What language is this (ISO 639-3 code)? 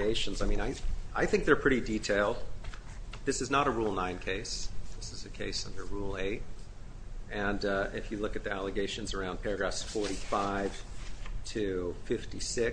eng